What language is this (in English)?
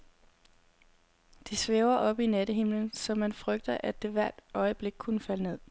Danish